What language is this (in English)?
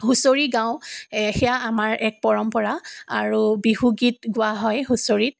Assamese